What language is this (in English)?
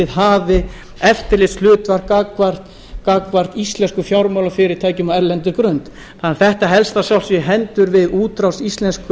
Icelandic